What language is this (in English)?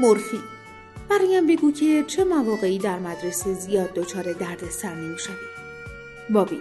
Persian